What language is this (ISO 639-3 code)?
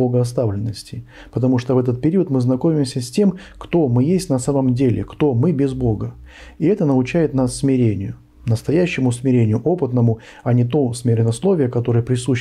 rus